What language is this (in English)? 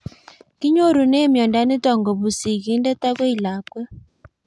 Kalenjin